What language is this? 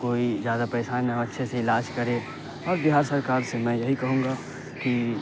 Urdu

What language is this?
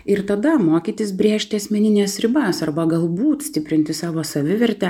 Lithuanian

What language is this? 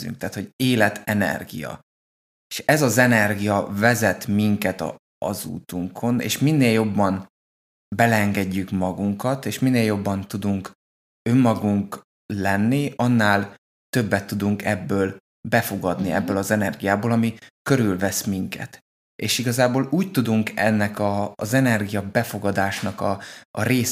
Hungarian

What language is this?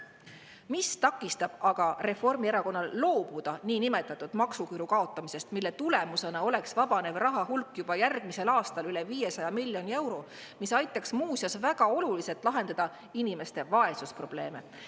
Estonian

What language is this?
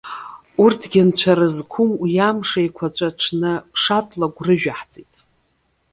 Abkhazian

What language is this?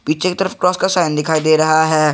Hindi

